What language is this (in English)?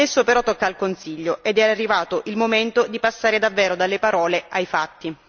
Italian